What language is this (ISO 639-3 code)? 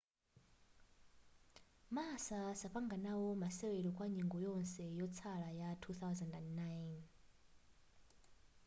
nya